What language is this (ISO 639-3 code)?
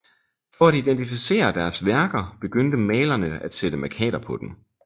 dan